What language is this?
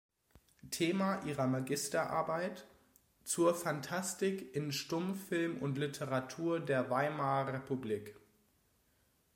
German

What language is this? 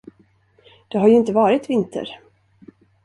Swedish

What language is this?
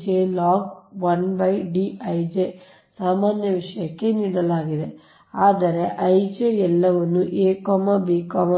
Kannada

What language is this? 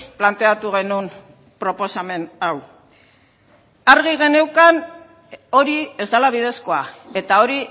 Basque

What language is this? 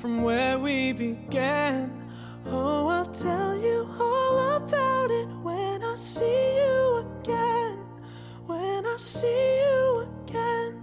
Korean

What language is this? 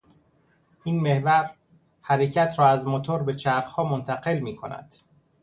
Persian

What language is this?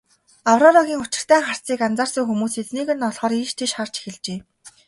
Mongolian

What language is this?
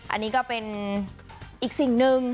Thai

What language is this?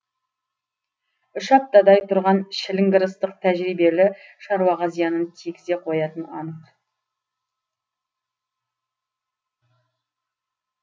Kazakh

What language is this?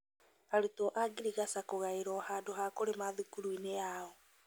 Kikuyu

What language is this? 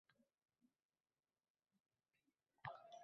Uzbek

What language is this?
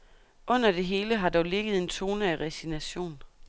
Danish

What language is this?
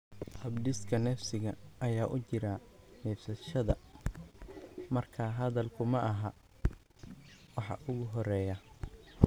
Somali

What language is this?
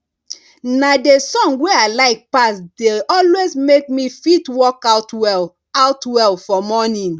Nigerian Pidgin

